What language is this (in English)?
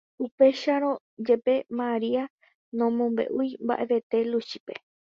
Guarani